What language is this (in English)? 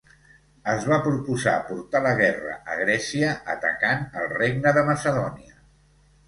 Catalan